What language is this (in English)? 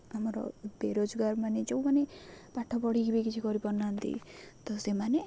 Odia